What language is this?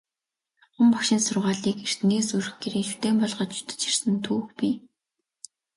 Mongolian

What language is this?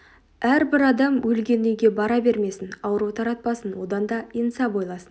Kazakh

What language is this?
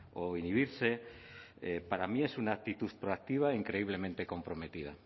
Spanish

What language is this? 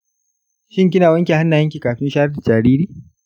Hausa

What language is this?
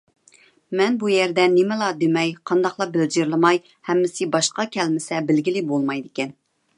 Uyghur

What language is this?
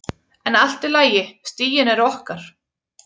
Icelandic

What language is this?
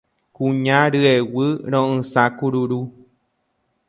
Guarani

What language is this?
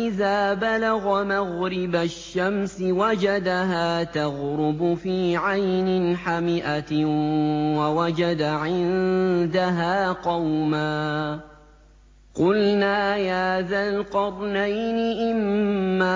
Arabic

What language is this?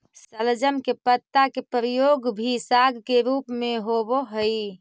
Magahi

